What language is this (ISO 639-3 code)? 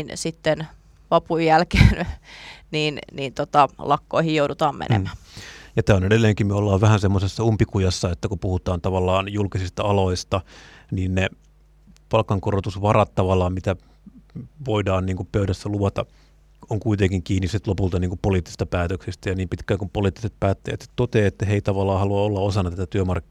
fin